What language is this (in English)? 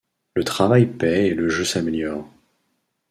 French